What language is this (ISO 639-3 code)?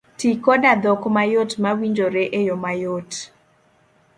luo